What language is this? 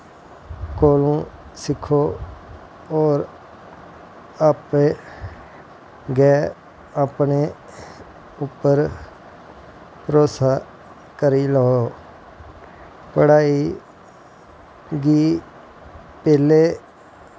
Dogri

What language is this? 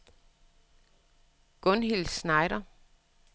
Danish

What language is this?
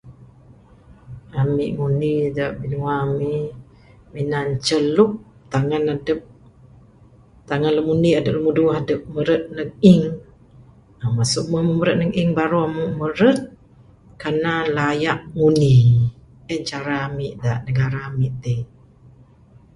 Bukar-Sadung Bidayuh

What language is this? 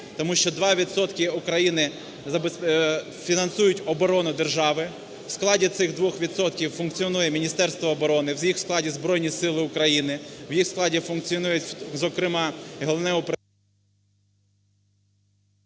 Ukrainian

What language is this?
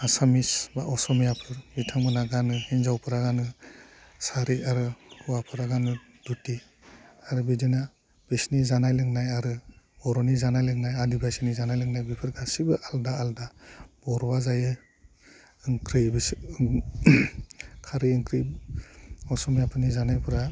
Bodo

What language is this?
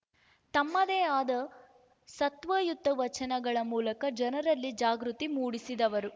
Kannada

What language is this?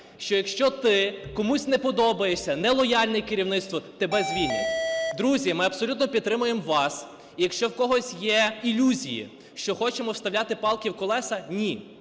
Ukrainian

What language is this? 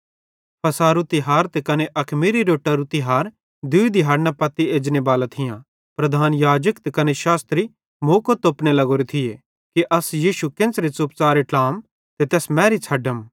Bhadrawahi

